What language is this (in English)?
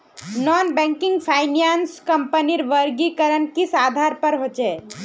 Magahi